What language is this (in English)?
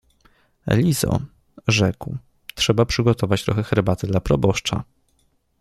Polish